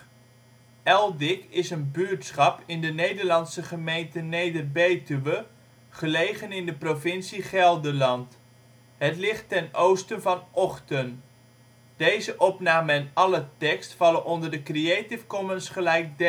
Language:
Dutch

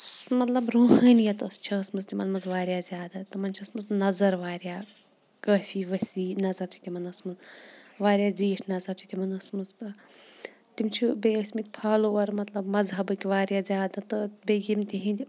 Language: Kashmiri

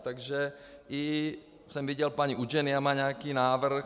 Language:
Czech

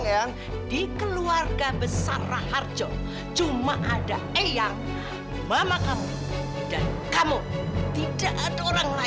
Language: Indonesian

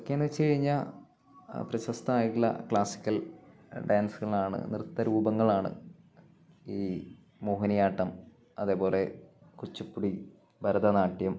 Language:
Malayalam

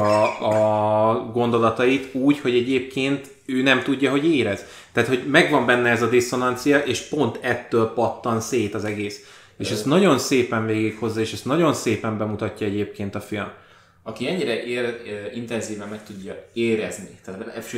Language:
Hungarian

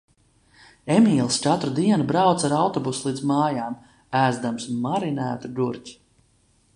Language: Latvian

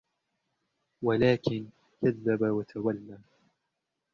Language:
Arabic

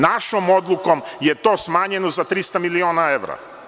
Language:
Serbian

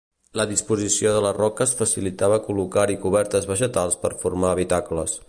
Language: Catalan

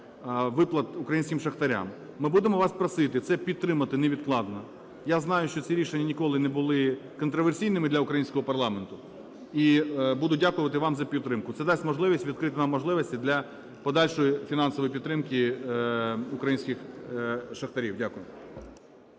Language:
Ukrainian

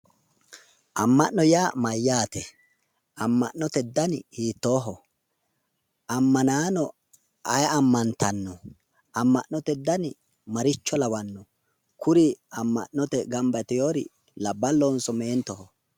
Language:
Sidamo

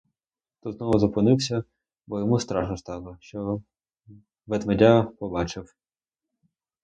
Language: Ukrainian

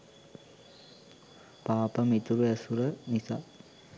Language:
Sinhala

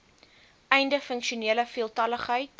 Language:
Afrikaans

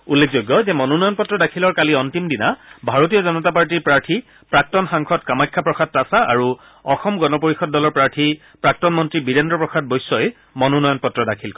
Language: Assamese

